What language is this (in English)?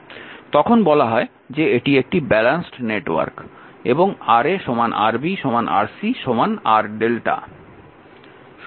Bangla